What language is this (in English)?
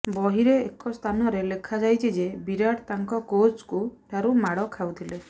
Odia